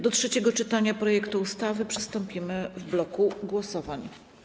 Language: Polish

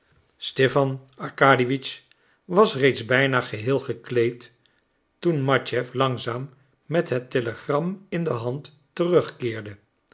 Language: Dutch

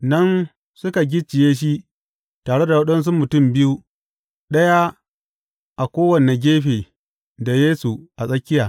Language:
Hausa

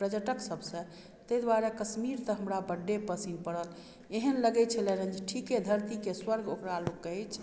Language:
Maithili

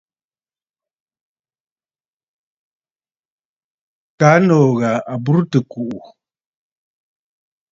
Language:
Bafut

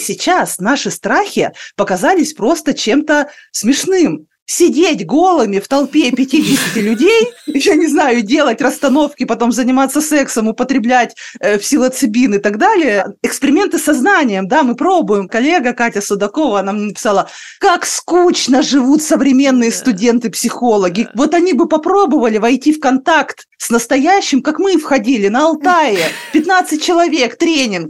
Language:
Russian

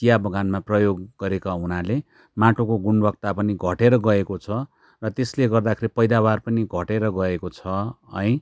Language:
Nepali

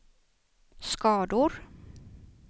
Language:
Swedish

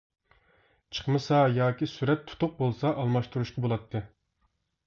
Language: Uyghur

